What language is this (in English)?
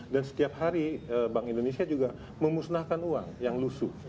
Indonesian